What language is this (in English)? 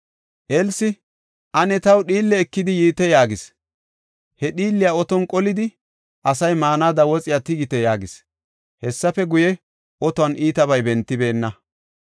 Gofa